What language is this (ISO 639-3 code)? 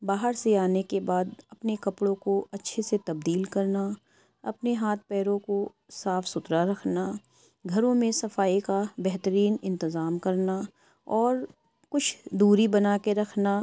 urd